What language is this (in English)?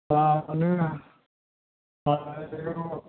Bodo